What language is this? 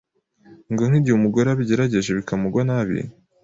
Kinyarwanda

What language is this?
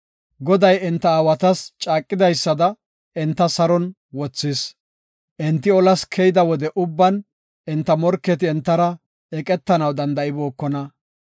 Gofa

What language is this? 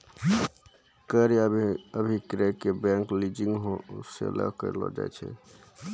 Maithili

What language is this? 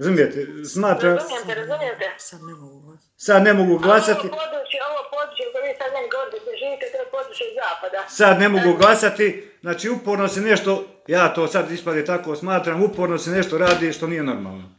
Croatian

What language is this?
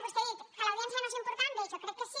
Catalan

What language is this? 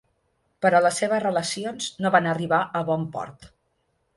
Catalan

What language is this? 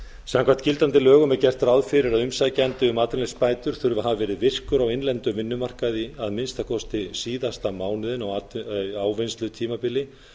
Icelandic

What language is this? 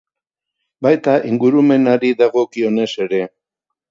Basque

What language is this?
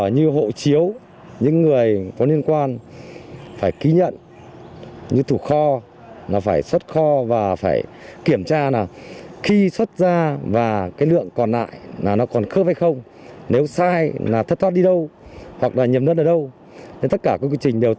Vietnamese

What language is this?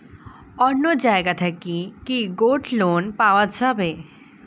Bangla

